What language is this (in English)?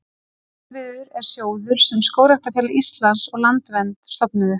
Icelandic